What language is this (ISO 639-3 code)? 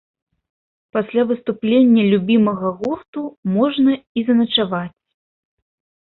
bel